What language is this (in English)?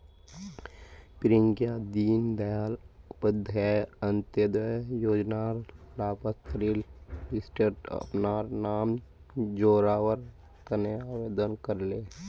Magahi